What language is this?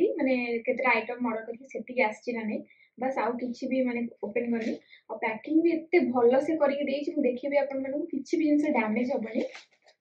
Indonesian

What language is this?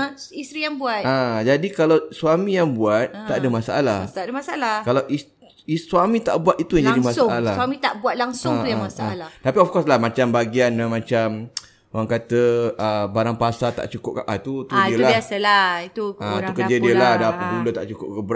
Malay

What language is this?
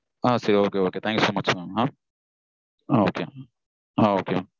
Tamil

